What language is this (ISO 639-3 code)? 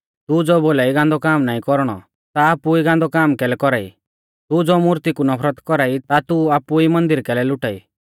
bfz